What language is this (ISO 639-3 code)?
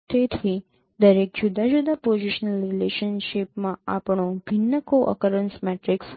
guj